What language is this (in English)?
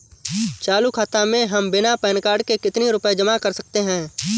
Hindi